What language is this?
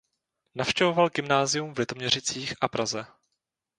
Czech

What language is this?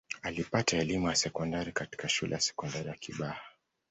Swahili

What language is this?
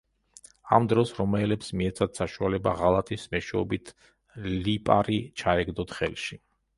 Georgian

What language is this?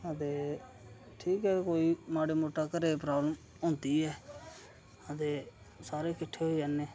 Dogri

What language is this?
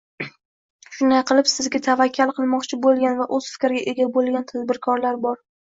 Uzbek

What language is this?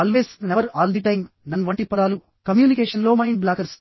Telugu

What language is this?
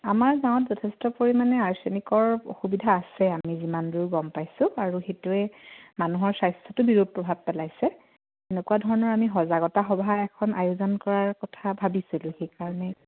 Assamese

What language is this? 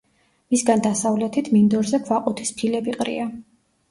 Georgian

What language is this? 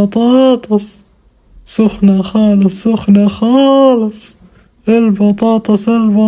Arabic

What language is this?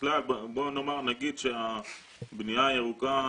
Hebrew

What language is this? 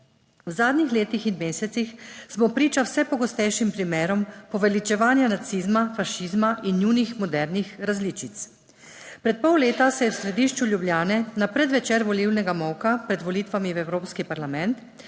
Slovenian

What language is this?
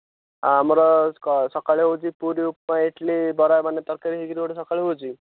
Odia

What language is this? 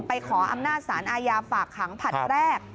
Thai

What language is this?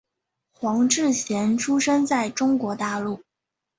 Chinese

